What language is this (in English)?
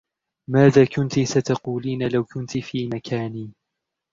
Arabic